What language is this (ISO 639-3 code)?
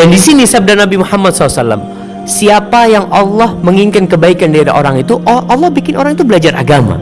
ind